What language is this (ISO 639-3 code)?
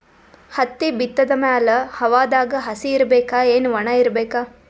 kan